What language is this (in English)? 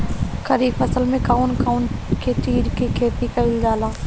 Bhojpuri